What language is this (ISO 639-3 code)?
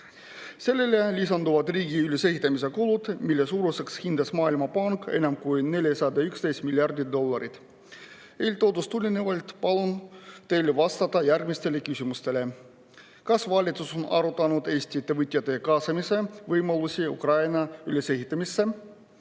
est